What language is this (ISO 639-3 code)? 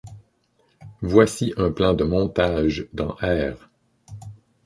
fra